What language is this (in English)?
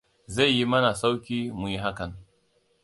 Hausa